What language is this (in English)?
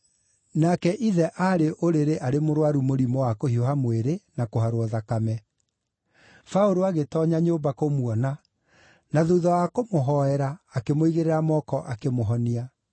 Kikuyu